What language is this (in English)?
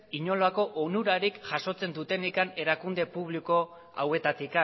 Basque